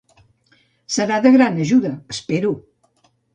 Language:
Catalan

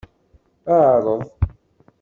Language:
Kabyle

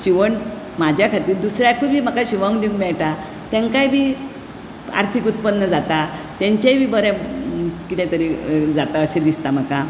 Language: Konkani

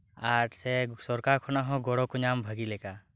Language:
Santali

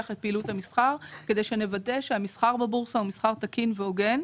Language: Hebrew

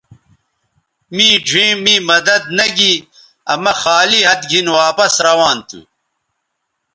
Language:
Bateri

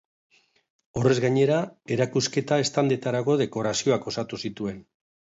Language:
Basque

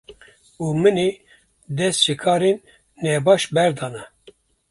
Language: Kurdish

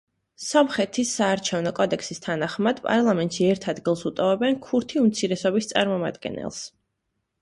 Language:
Georgian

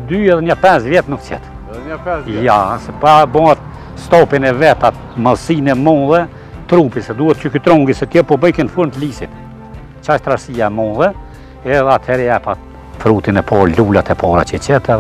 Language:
Romanian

